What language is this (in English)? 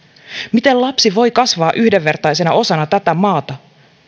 Finnish